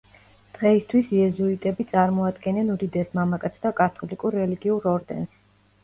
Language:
Georgian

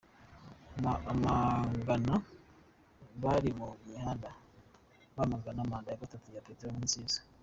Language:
Kinyarwanda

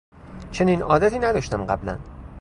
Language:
Persian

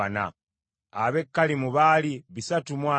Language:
Ganda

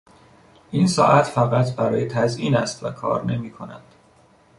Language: Persian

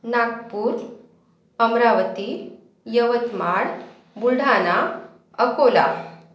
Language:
Marathi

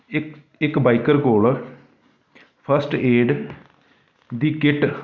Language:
Punjabi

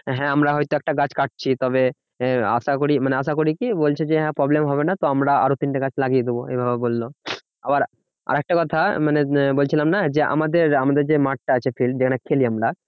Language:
Bangla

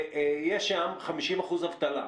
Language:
Hebrew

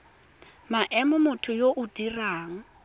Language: Tswana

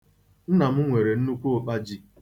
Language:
Igbo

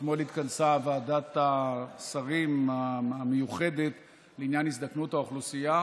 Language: Hebrew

